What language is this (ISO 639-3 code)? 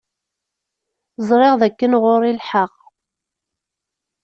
kab